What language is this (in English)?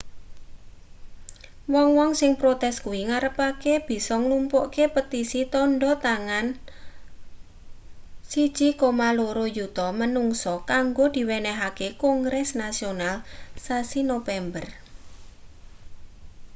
Javanese